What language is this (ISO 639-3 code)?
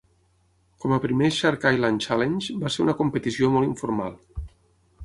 cat